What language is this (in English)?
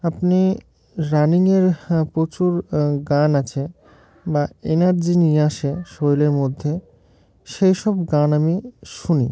Bangla